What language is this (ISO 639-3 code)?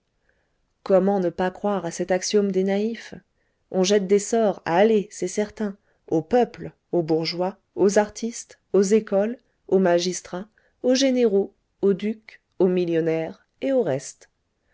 fra